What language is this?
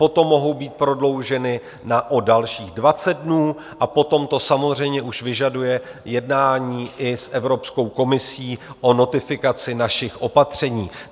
Czech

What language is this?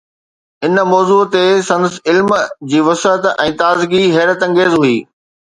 Sindhi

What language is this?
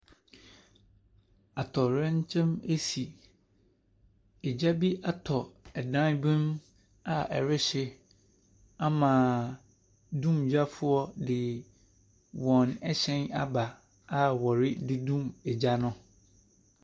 Akan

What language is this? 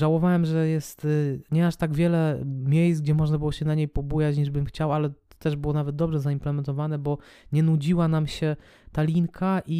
Polish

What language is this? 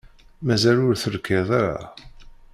Kabyle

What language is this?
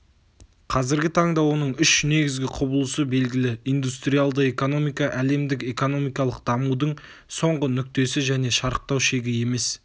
Kazakh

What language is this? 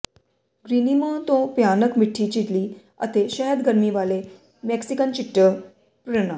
Punjabi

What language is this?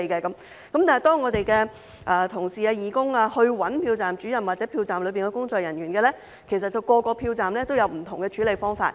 Cantonese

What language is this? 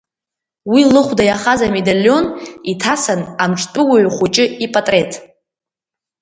Abkhazian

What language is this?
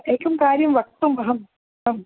Sanskrit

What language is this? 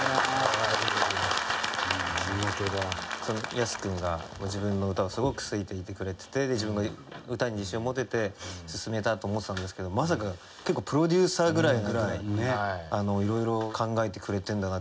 Japanese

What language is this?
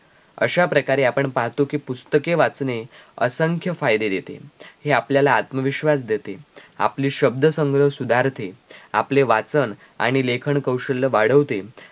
Marathi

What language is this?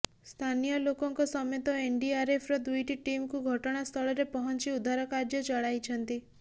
Odia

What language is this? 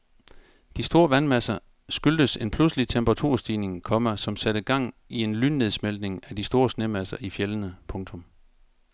Danish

